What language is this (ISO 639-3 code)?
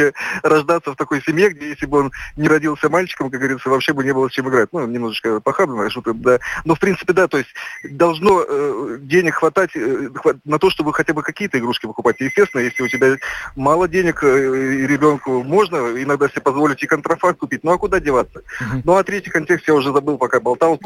rus